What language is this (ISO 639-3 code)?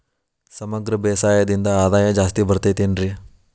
kan